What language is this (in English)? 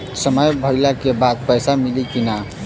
Bhojpuri